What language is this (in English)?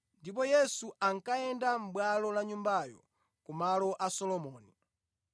Nyanja